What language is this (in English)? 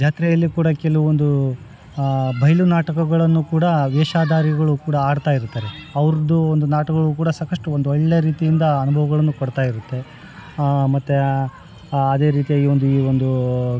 Kannada